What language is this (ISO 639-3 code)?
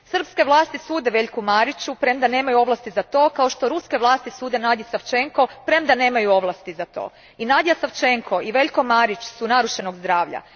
hrv